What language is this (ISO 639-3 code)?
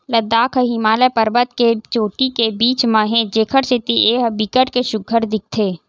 hne